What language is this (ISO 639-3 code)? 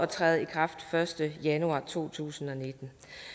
dan